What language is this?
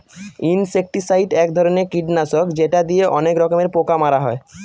Bangla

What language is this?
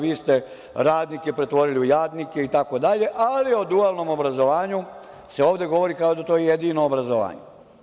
Serbian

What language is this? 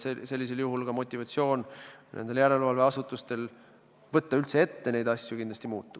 Estonian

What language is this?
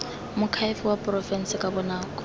Tswana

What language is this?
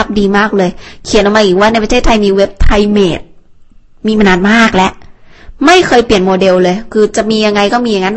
Thai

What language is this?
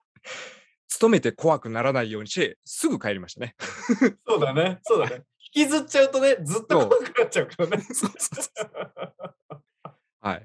Japanese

